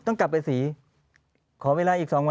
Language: Thai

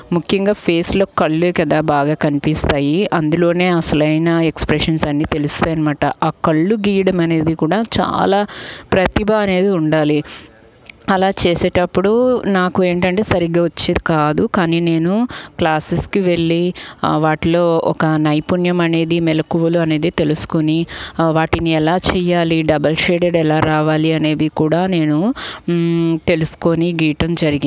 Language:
Telugu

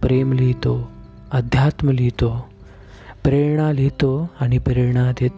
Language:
Marathi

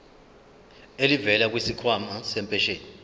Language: Zulu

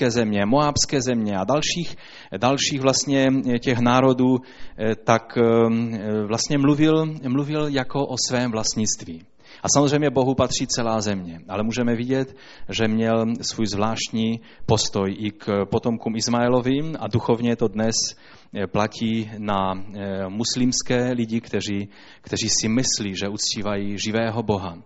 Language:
Czech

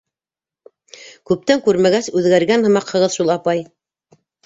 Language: Bashkir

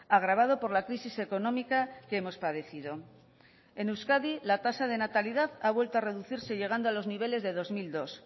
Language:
Spanish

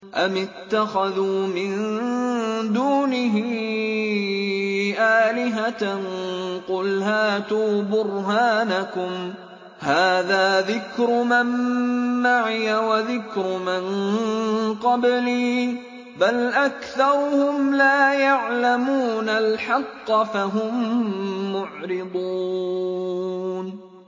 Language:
Arabic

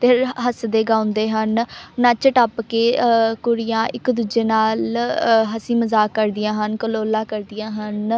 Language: Punjabi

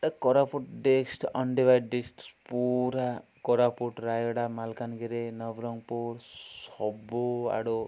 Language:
Odia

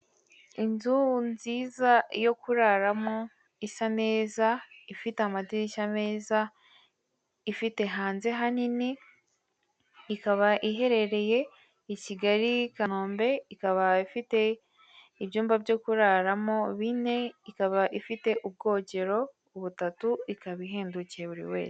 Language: Kinyarwanda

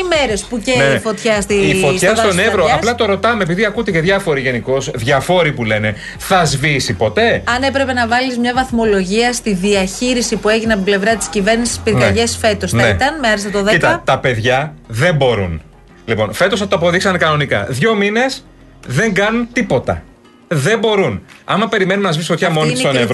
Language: Greek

